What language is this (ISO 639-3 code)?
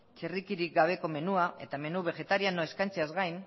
eus